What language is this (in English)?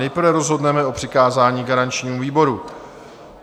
Czech